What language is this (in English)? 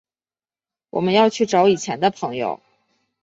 Chinese